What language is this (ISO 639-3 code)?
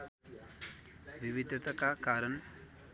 nep